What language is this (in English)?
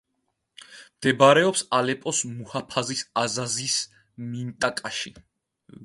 Georgian